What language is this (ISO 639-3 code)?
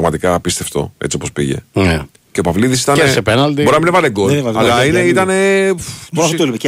ell